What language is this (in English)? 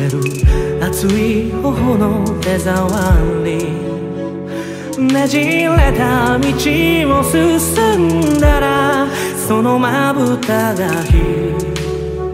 Korean